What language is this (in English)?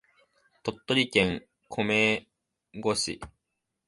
Japanese